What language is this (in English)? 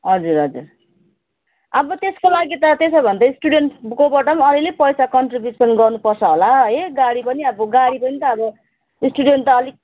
Nepali